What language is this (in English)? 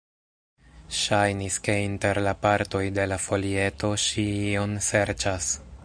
Esperanto